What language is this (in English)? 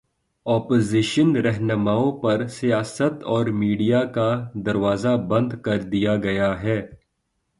Urdu